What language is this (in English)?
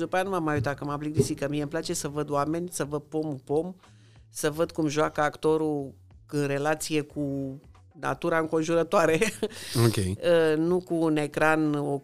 Romanian